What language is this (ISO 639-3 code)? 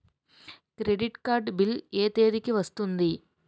tel